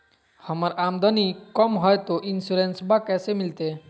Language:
Magahi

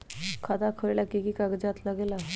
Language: Magahi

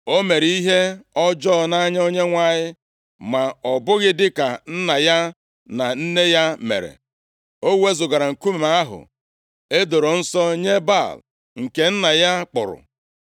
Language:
Igbo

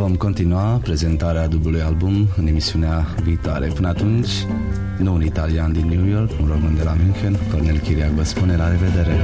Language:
Romanian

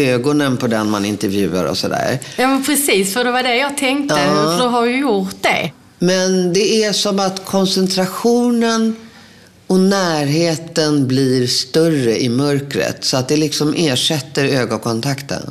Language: Swedish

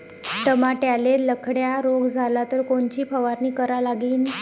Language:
Marathi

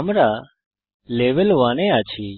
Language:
Bangla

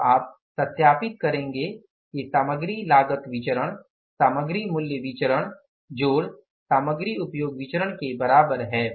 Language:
Hindi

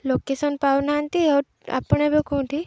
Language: Odia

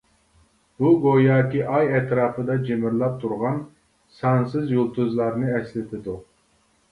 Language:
Uyghur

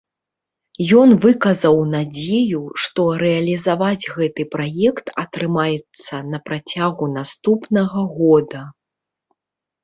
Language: Belarusian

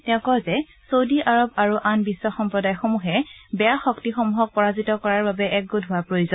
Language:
Assamese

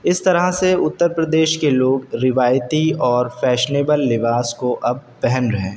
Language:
Urdu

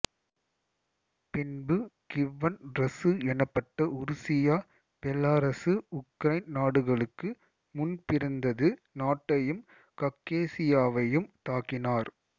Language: Tamil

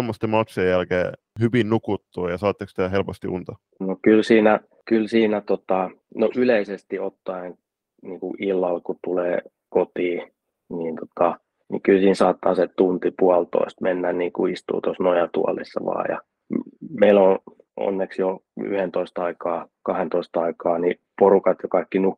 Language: Finnish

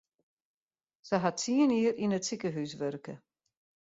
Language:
Western Frisian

